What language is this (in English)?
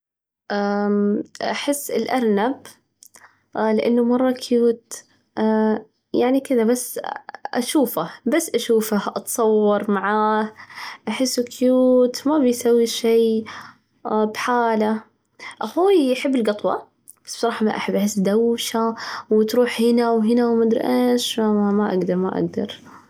Najdi Arabic